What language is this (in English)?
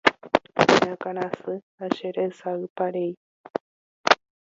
Guarani